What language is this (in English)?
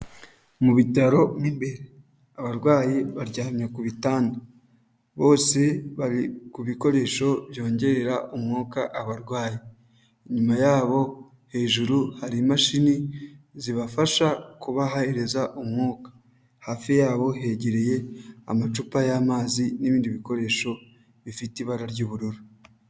Kinyarwanda